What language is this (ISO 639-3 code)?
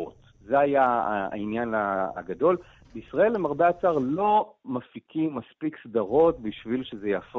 heb